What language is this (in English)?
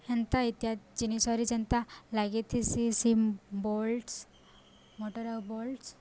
Odia